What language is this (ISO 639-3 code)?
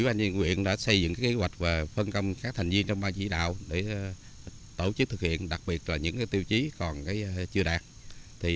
vie